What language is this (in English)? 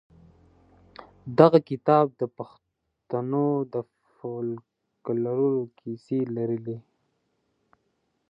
Pashto